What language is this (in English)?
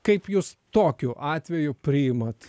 Lithuanian